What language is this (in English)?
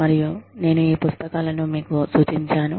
Telugu